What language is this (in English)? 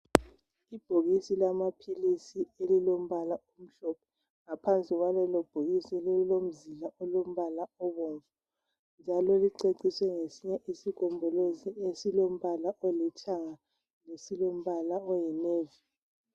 North Ndebele